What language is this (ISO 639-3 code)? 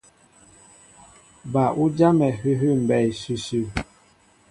mbo